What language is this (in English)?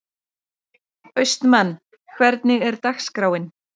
Icelandic